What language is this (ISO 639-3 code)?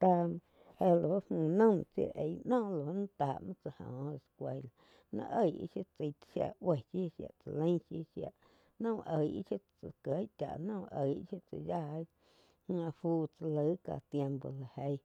chq